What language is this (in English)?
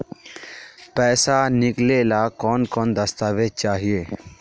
Magahi